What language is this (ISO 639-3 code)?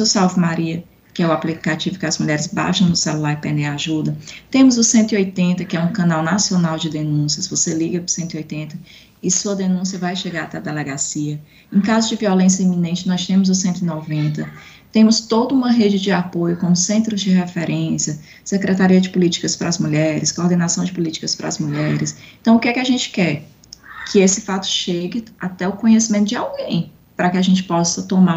por